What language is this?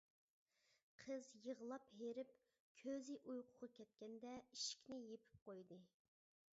Uyghur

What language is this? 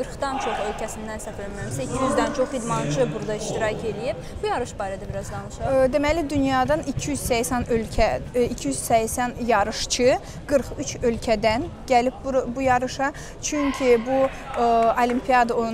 Turkish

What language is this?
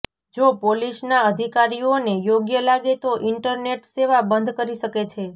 Gujarati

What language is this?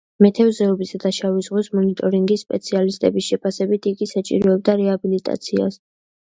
Georgian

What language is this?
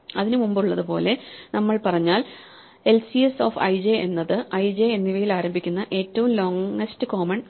Malayalam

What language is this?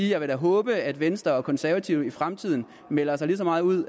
Danish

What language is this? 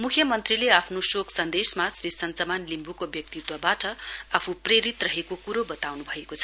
Nepali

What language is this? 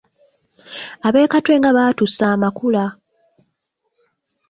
Ganda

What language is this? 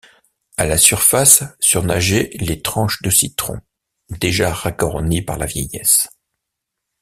French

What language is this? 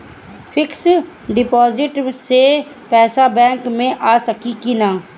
Bhojpuri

